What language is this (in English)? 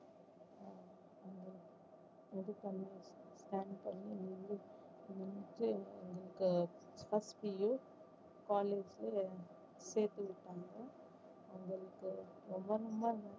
Tamil